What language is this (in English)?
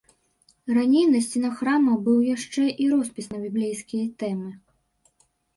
Belarusian